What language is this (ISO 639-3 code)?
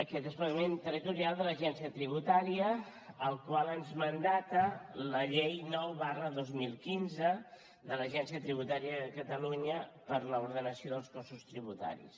cat